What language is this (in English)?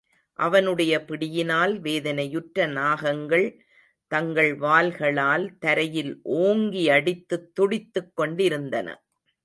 Tamil